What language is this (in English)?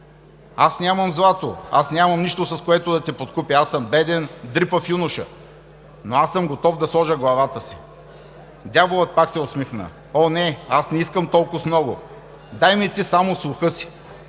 Bulgarian